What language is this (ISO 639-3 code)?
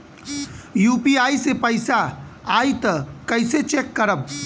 bho